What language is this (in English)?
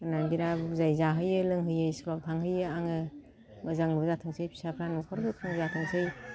Bodo